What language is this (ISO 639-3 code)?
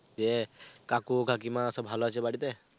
ben